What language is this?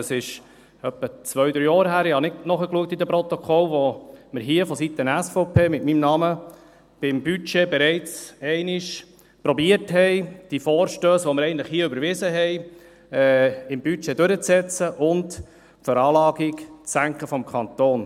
Swiss German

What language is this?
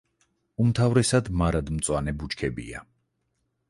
Georgian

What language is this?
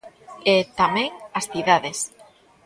Galician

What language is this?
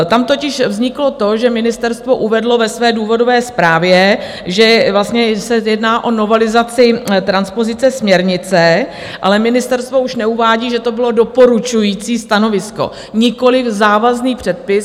Czech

